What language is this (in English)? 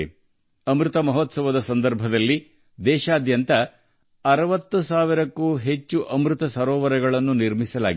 Kannada